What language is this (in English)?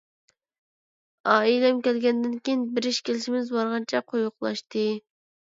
Uyghur